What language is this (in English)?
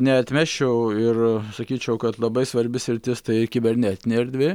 Lithuanian